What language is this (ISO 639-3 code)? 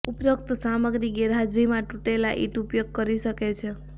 guj